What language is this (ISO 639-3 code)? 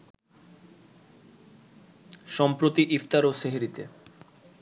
ben